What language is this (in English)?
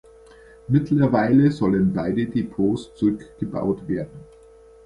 German